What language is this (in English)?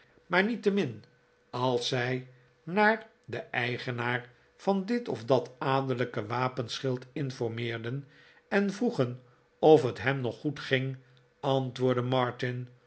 Dutch